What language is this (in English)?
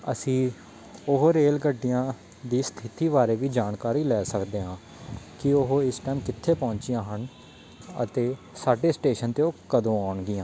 Punjabi